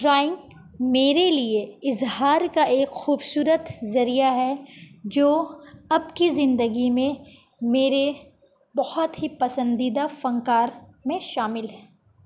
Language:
Urdu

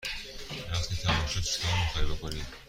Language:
Persian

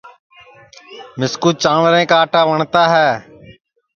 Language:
Sansi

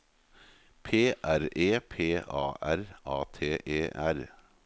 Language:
Norwegian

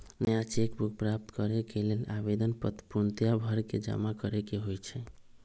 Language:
Magahi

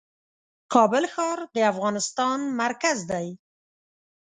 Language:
Pashto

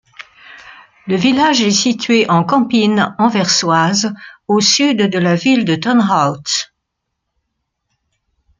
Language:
French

